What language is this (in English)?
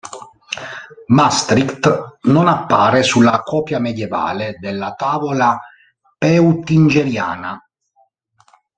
Italian